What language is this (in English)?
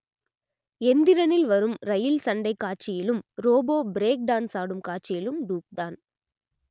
Tamil